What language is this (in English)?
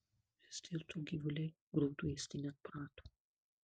Lithuanian